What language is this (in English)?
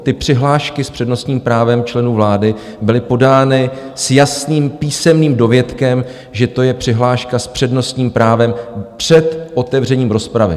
Czech